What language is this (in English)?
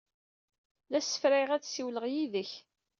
Kabyle